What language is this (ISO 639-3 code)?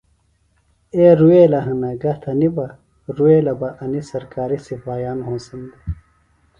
phl